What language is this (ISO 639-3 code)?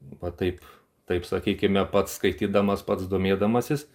lit